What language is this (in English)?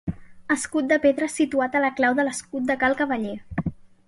Catalan